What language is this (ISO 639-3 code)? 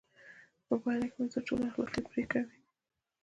pus